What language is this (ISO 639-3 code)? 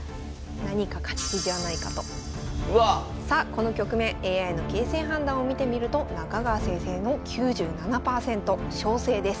jpn